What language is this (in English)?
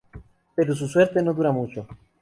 Spanish